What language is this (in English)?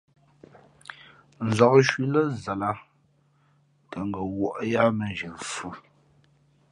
Fe'fe'